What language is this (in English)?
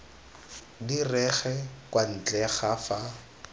Tswana